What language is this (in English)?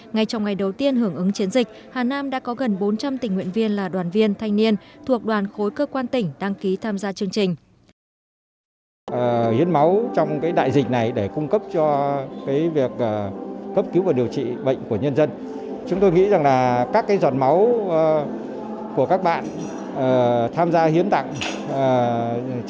Vietnamese